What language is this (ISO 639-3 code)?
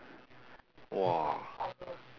eng